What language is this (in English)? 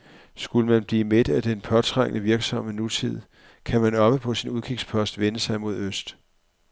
Danish